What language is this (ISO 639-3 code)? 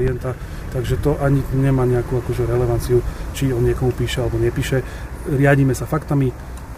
slk